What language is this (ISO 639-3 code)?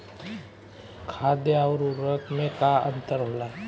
bho